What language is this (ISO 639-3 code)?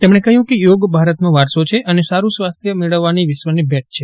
guj